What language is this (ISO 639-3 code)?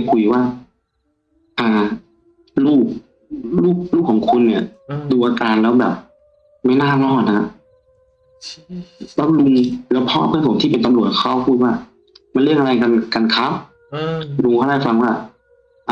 tha